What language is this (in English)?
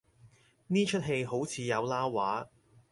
Cantonese